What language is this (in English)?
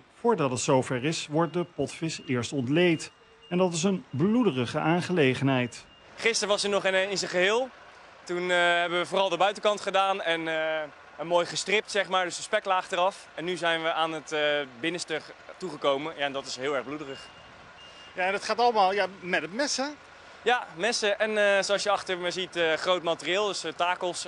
Dutch